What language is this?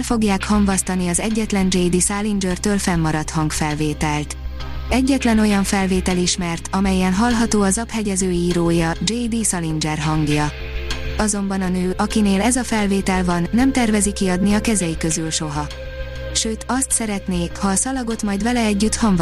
Hungarian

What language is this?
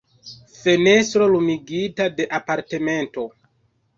Esperanto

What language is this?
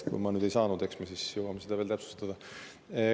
Estonian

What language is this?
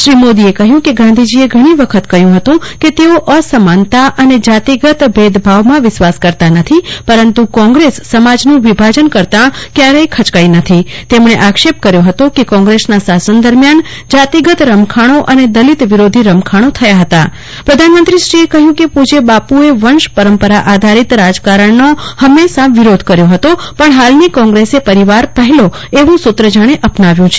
Gujarati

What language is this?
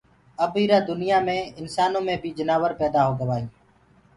Gurgula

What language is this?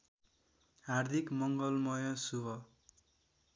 Nepali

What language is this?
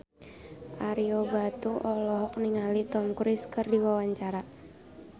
Sundanese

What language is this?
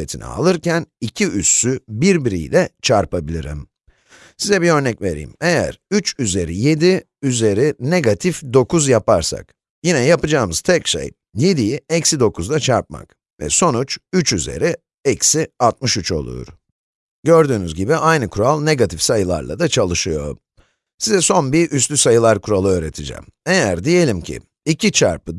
Turkish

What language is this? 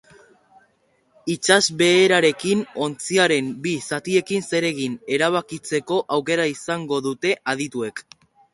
Basque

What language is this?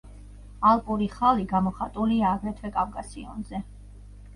Georgian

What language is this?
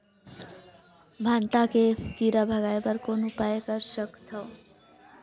Chhattisgarhi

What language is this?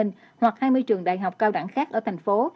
Vietnamese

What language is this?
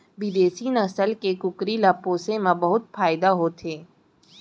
Chhattisgarhi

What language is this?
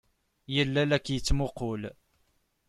Kabyle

